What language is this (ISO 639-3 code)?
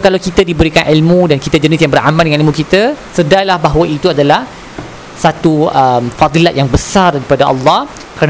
msa